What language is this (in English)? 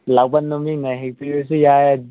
Manipuri